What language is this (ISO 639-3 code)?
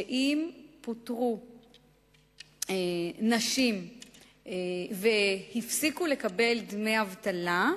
heb